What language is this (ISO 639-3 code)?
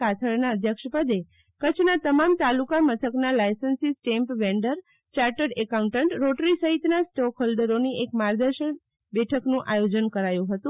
guj